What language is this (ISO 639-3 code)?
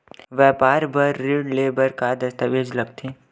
hne